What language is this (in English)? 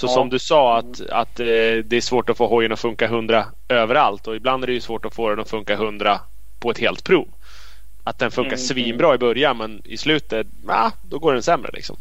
Swedish